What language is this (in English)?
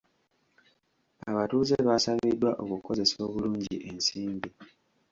Ganda